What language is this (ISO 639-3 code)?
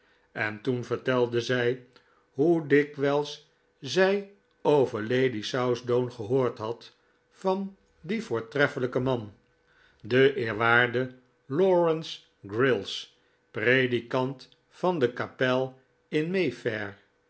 nld